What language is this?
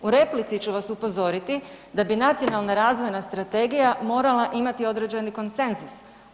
Croatian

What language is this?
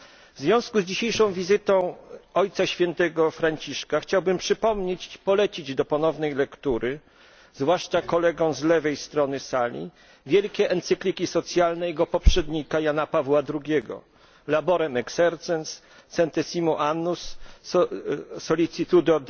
Polish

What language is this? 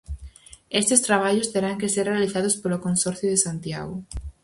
Galician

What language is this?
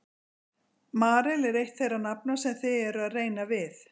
Icelandic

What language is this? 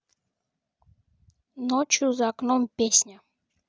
Russian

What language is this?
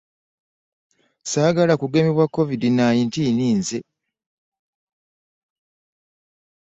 Ganda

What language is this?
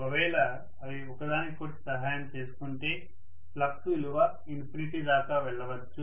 Telugu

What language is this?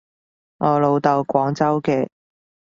Cantonese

